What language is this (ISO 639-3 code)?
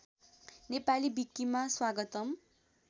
nep